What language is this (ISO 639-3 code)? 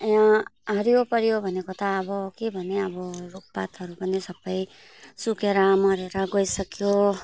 nep